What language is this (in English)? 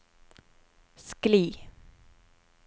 Norwegian